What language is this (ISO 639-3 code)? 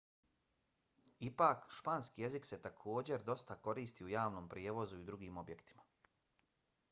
bos